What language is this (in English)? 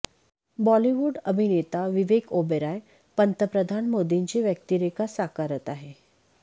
Marathi